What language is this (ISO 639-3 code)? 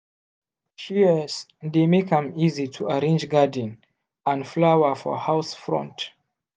pcm